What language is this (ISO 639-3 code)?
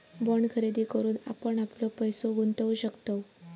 mar